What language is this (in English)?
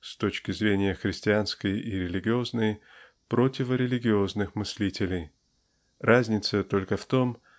Russian